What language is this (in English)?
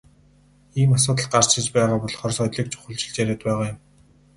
Mongolian